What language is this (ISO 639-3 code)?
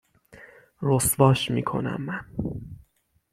fas